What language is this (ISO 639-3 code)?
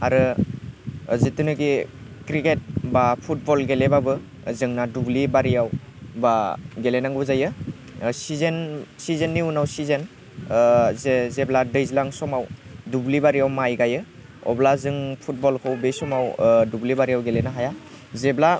brx